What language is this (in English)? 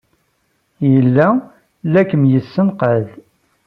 Kabyle